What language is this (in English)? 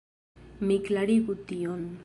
Esperanto